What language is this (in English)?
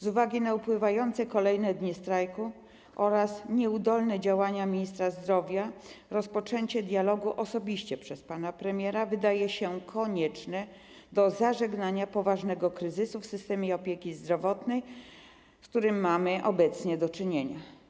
Polish